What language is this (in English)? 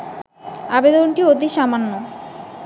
Bangla